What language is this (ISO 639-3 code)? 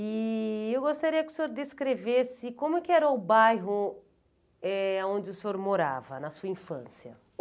por